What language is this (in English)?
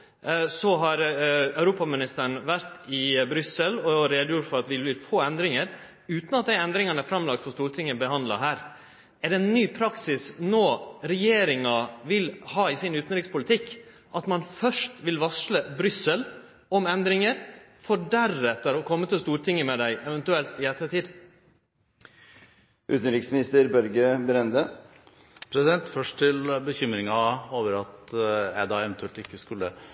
Norwegian